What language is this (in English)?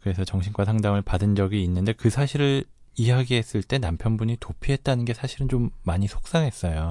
Korean